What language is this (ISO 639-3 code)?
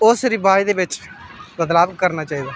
doi